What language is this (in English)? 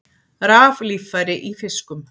Icelandic